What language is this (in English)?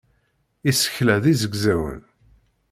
Kabyle